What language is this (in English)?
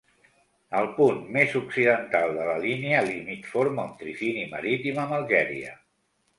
Catalan